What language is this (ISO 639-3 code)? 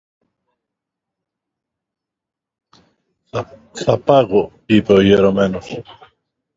ell